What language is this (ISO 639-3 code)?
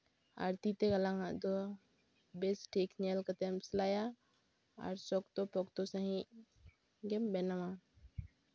sat